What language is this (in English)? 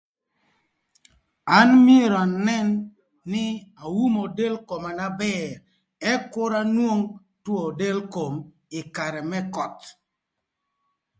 Thur